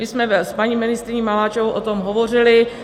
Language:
Czech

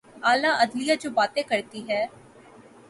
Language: Urdu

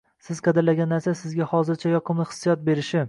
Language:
Uzbek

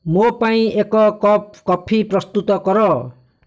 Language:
Odia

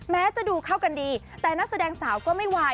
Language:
Thai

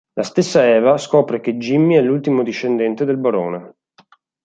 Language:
Italian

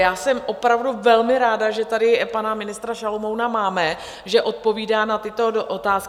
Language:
Czech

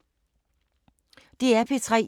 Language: Danish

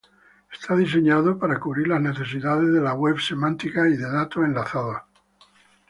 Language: Spanish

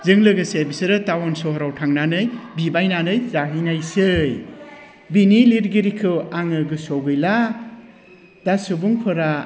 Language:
Bodo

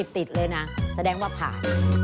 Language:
Thai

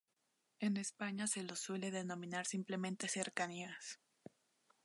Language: Spanish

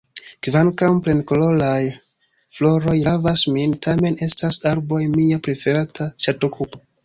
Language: Esperanto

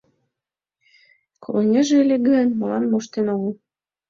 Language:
Mari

